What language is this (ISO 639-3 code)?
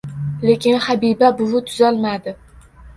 uzb